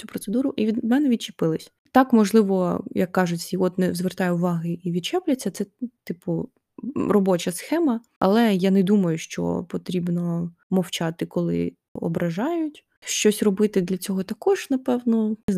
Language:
Ukrainian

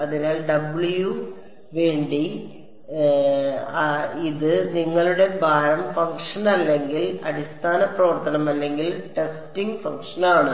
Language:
Malayalam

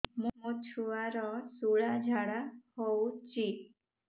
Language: Odia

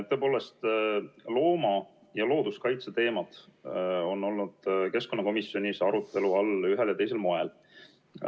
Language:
Estonian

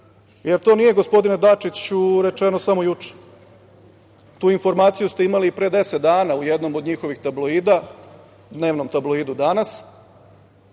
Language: Serbian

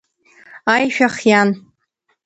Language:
Abkhazian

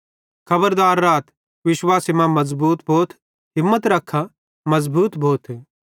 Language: Bhadrawahi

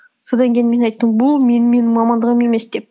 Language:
Kazakh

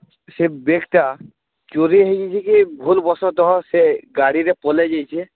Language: Odia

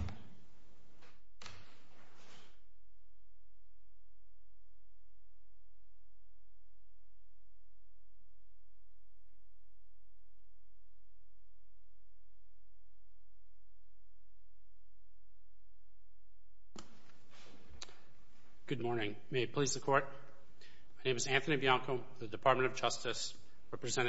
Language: English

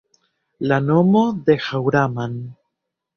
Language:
Esperanto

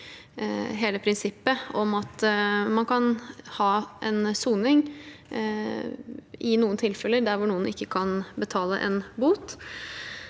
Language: Norwegian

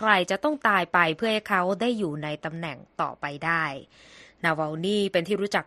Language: Thai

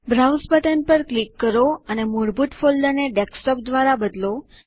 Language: Gujarati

